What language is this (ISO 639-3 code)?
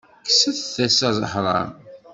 kab